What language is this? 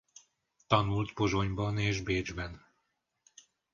Hungarian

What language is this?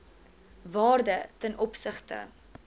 Afrikaans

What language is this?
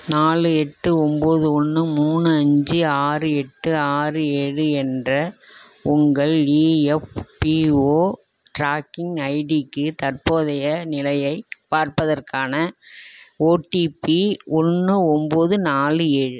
Tamil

